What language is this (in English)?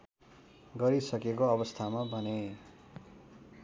Nepali